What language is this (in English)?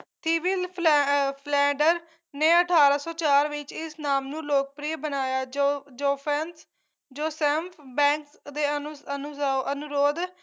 Punjabi